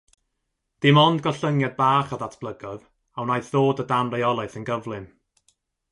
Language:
Welsh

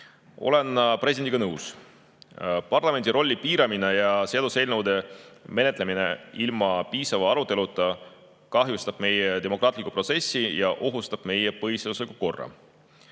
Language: Estonian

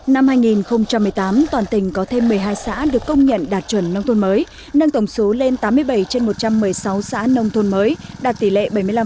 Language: Vietnamese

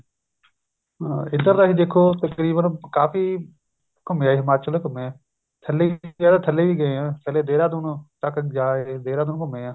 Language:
Punjabi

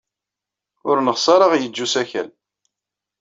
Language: Kabyle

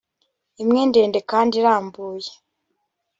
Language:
Kinyarwanda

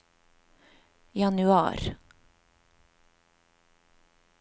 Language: Norwegian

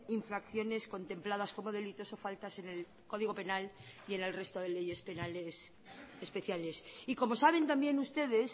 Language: Spanish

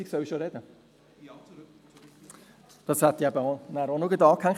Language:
Swiss German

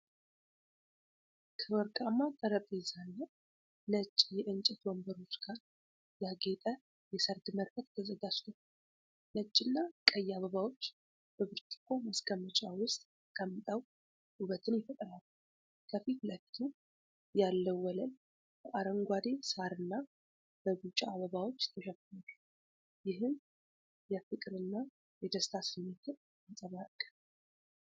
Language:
Amharic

